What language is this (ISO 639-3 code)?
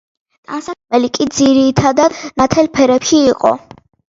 kat